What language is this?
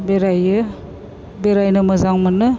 Bodo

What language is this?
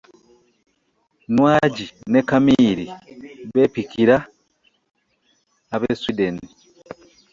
Ganda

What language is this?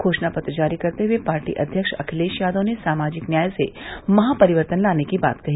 Hindi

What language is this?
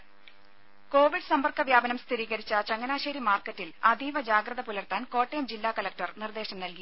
Malayalam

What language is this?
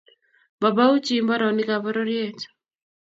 Kalenjin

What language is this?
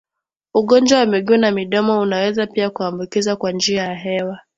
Swahili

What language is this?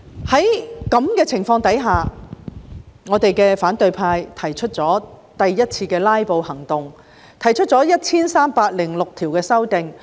Cantonese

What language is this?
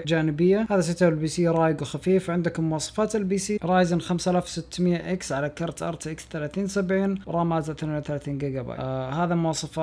Arabic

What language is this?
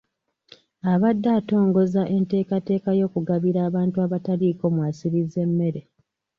Ganda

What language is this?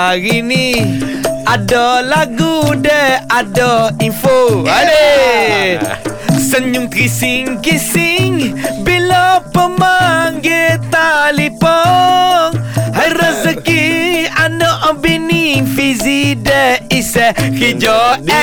Malay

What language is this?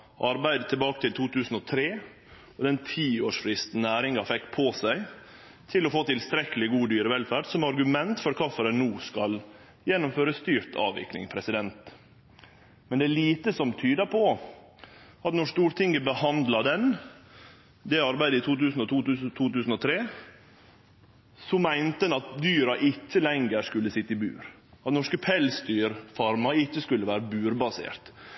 Norwegian Nynorsk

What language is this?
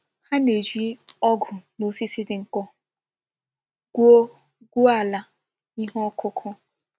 Igbo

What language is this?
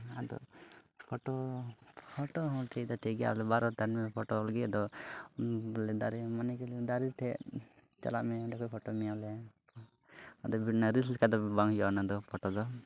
Santali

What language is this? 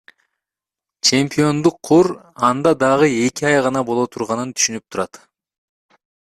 Kyrgyz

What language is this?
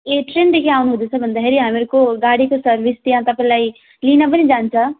Nepali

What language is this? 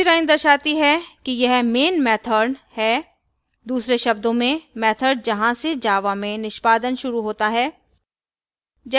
Hindi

